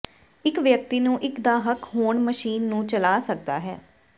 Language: Punjabi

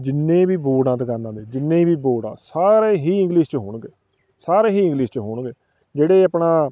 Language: Punjabi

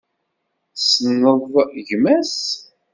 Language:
Kabyle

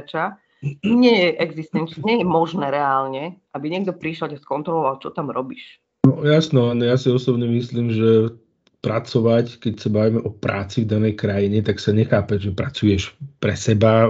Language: Slovak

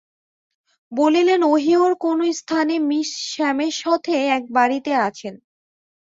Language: Bangla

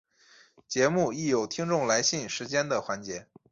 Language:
Chinese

